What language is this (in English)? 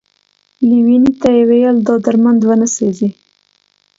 Pashto